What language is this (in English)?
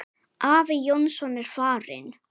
Icelandic